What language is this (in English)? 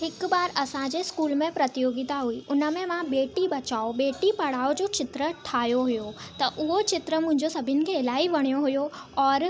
Sindhi